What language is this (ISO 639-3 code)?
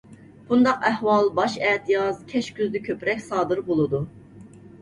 uig